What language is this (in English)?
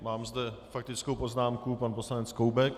Czech